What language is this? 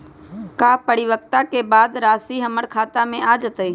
Magahi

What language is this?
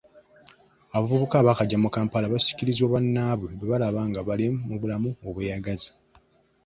Ganda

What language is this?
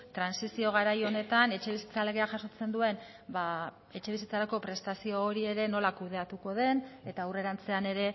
Basque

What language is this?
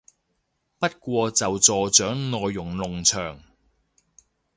Cantonese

